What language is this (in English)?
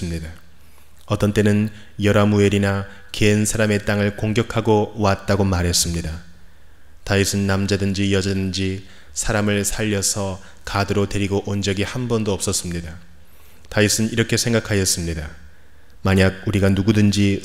Korean